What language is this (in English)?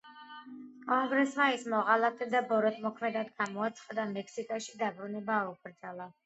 Georgian